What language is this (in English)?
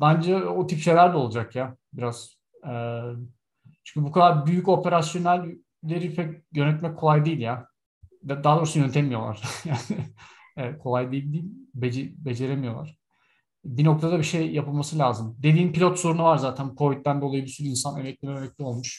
Turkish